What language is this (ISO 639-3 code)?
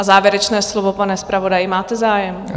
ces